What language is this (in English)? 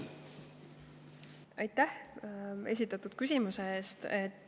Estonian